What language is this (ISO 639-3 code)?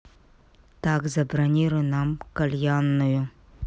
rus